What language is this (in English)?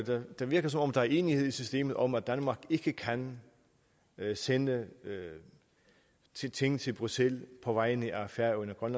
Danish